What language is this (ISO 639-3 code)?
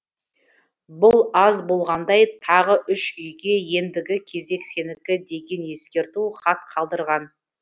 kaz